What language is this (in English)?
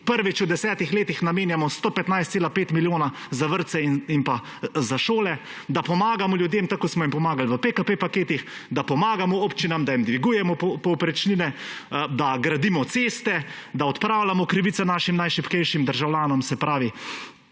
Slovenian